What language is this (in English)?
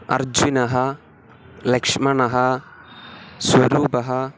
Sanskrit